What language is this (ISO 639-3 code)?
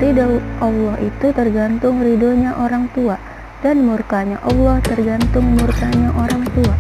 ind